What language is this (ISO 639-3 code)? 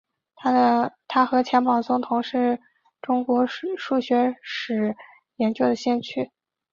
zho